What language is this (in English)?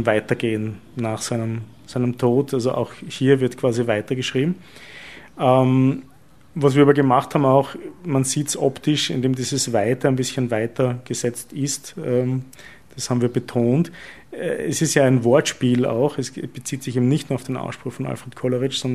German